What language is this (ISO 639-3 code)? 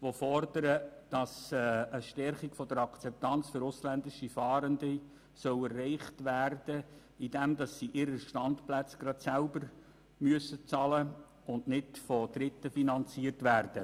gsw